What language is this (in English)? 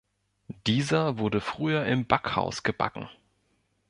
German